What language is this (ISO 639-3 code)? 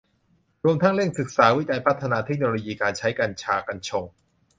tha